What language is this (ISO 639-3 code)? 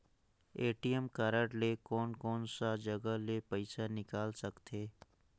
hne